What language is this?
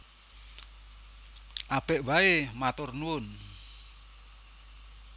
Javanese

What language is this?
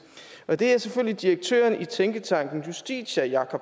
Danish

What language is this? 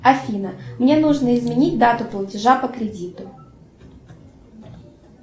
Russian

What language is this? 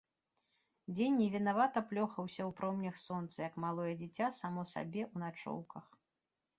Belarusian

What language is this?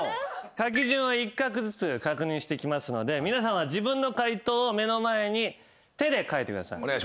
Japanese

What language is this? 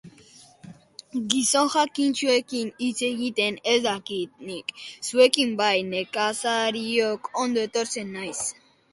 Basque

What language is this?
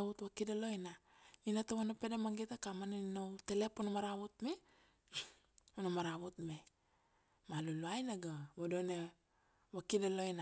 Kuanua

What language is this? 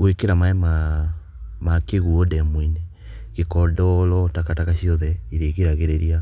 Kikuyu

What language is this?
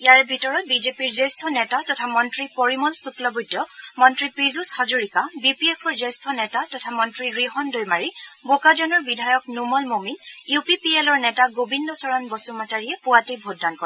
Assamese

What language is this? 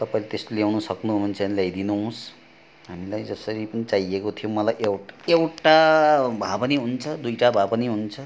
Nepali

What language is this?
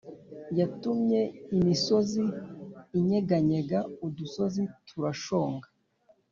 Kinyarwanda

